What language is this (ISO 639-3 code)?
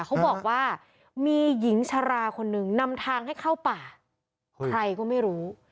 tha